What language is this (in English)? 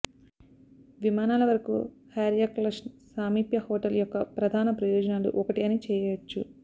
Telugu